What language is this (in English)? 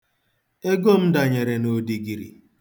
Igbo